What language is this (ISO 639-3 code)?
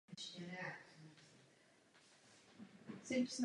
ces